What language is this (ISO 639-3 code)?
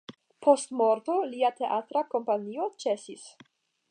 epo